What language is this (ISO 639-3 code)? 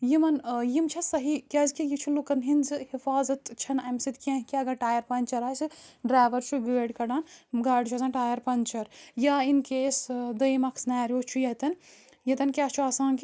kas